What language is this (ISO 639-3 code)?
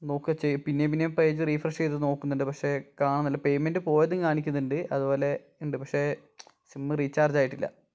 mal